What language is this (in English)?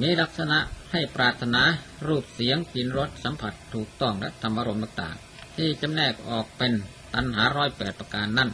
Thai